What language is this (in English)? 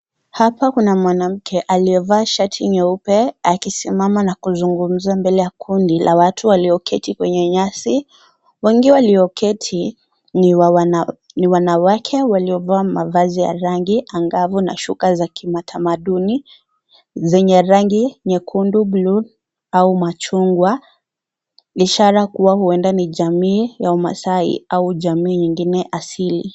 Swahili